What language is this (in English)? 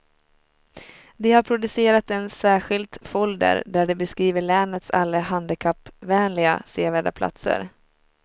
Swedish